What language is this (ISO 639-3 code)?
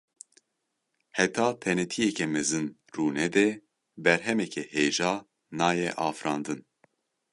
kur